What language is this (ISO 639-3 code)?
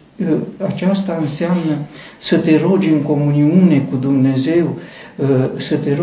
ron